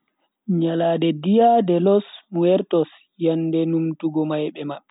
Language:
Bagirmi Fulfulde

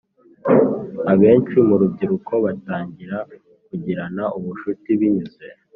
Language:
Kinyarwanda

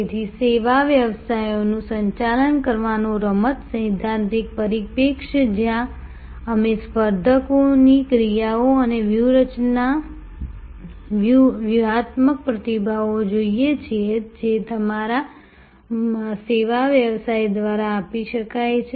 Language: Gujarati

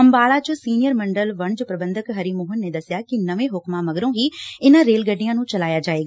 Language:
Punjabi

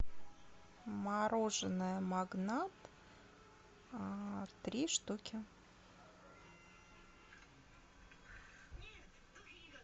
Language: Russian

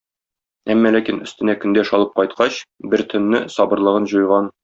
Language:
Tatar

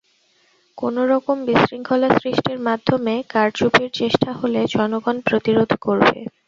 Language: Bangla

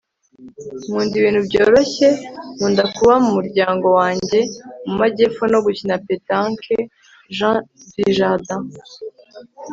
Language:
Kinyarwanda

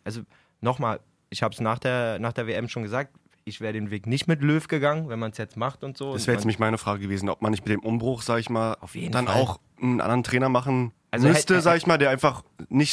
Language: German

